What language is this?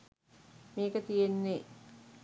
Sinhala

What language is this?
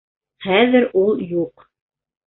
Bashkir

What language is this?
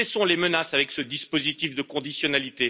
French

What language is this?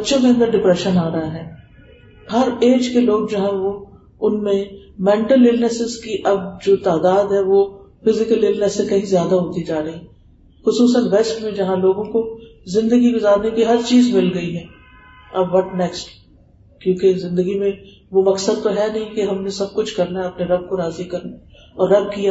Urdu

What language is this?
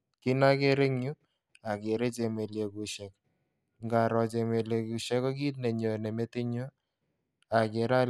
Kalenjin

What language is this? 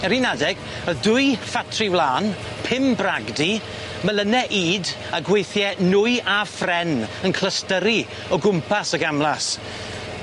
Welsh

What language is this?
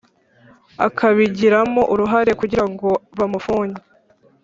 Kinyarwanda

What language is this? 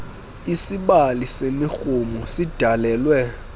Xhosa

